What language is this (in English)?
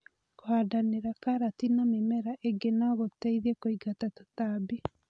Kikuyu